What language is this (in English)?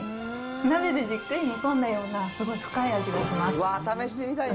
Japanese